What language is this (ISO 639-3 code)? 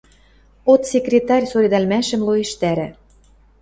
mrj